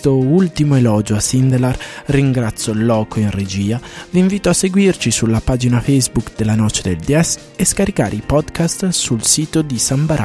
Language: Italian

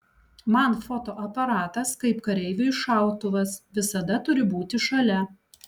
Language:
Lithuanian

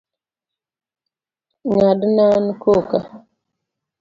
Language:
Luo (Kenya and Tanzania)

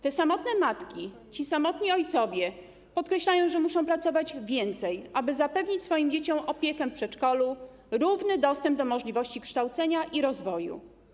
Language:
Polish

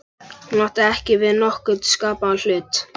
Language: Icelandic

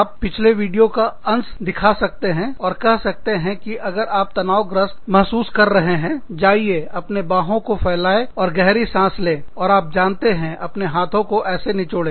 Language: Hindi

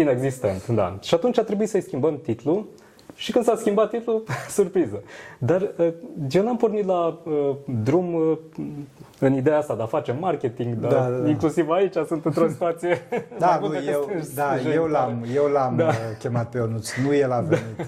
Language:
Romanian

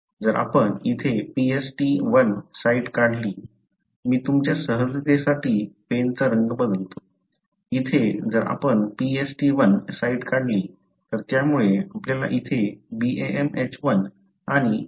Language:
Marathi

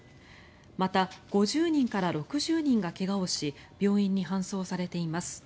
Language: Japanese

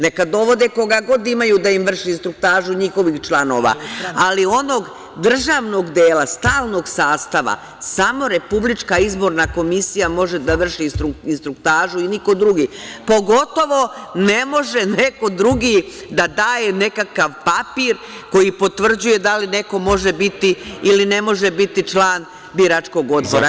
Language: Serbian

